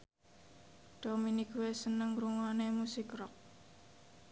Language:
Javanese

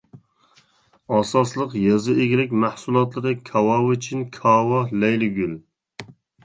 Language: Uyghur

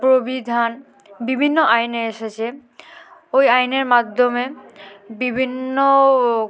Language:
Bangla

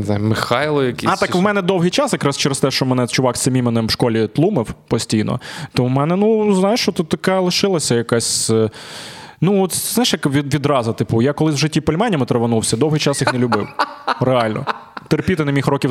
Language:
Ukrainian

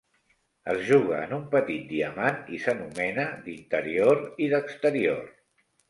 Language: Catalan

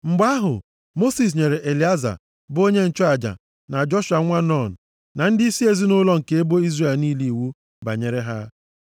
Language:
Igbo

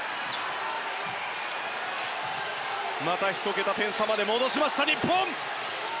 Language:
Japanese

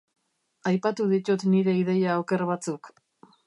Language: Basque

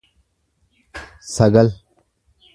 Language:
Oromo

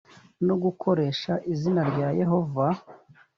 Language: Kinyarwanda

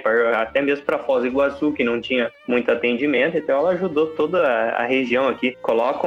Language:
Portuguese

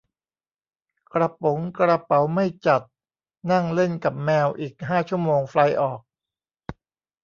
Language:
Thai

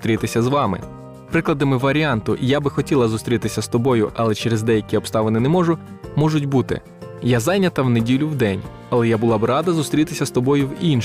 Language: Ukrainian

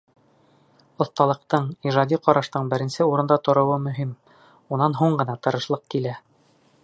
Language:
Bashkir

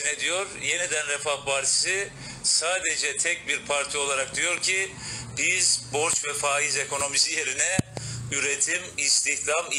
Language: Turkish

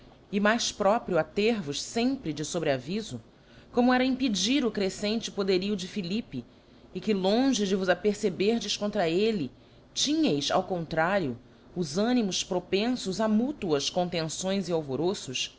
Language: Portuguese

